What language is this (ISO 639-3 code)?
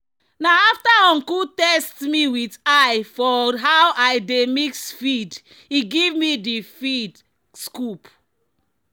pcm